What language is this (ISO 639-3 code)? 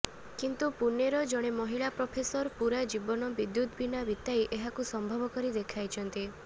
ori